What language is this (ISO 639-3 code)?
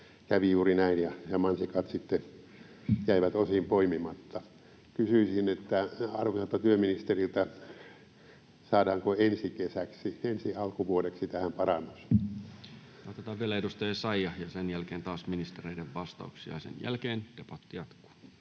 fin